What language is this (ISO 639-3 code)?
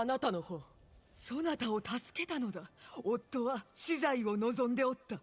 jpn